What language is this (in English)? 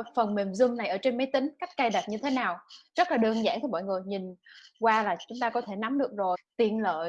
Vietnamese